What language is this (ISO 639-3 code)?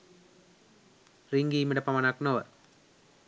sin